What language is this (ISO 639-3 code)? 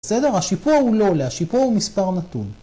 heb